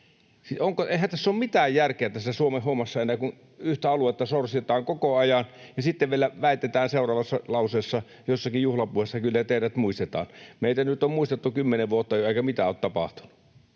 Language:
Finnish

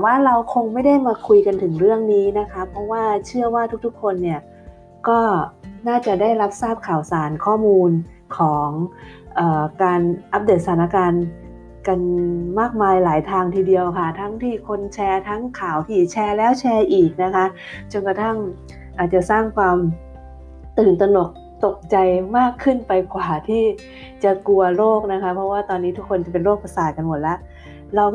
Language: Thai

